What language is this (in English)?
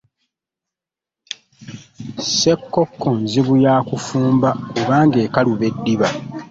Ganda